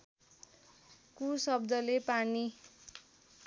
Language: Nepali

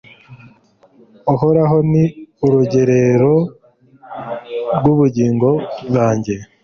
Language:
Kinyarwanda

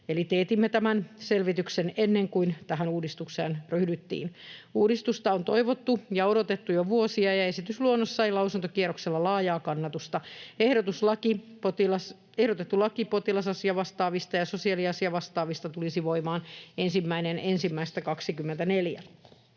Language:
Finnish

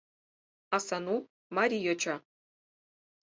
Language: Mari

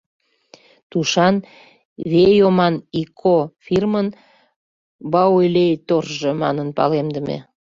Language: Mari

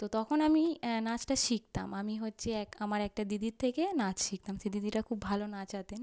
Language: Bangla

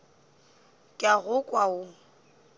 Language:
Northern Sotho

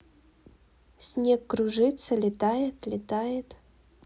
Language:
Russian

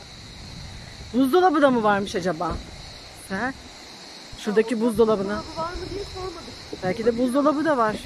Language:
Turkish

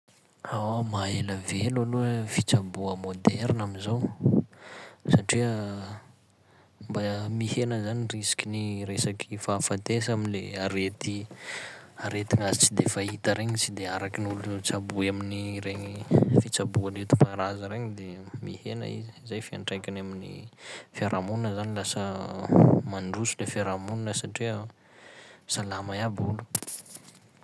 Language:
Sakalava Malagasy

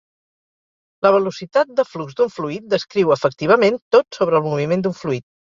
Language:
Catalan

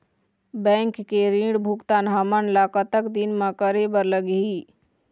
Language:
Chhattisgarhi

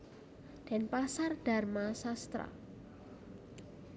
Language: Javanese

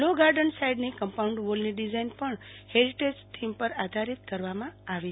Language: Gujarati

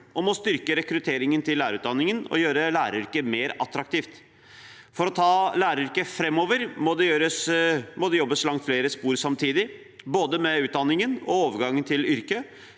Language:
Norwegian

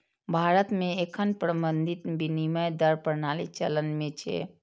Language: Maithili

